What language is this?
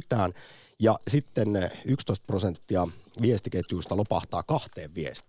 Finnish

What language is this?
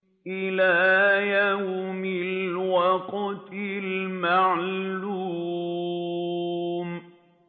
Arabic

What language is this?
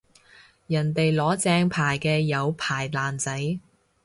Cantonese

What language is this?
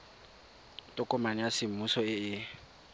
Tswana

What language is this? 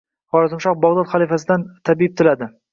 Uzbek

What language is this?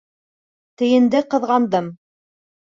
Bashkir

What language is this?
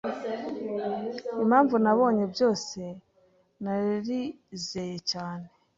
Kinyarwanda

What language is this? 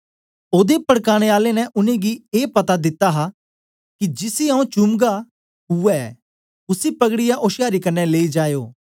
Dogri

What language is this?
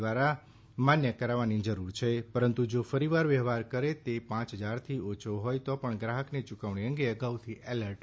Gujarati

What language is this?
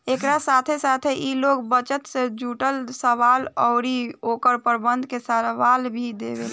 Bhojpuri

